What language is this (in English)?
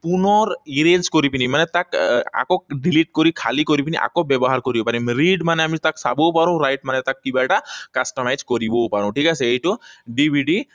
Assamese